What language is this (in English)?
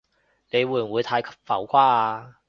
Cantonese